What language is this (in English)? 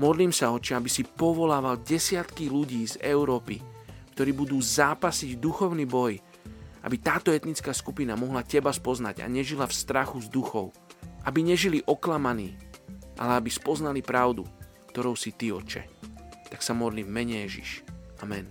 Slovak